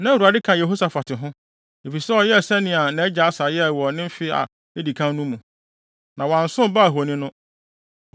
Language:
Akan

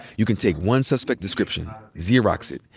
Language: English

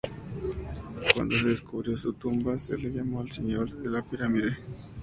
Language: Spanish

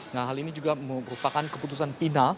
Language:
Indonesian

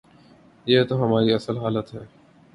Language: Urdu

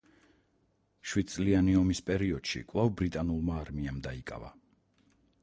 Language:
Georgian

